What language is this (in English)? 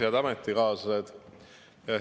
Estonian